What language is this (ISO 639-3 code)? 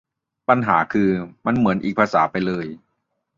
tha